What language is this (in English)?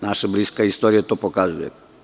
Serbian